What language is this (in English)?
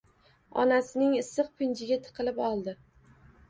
Uzbek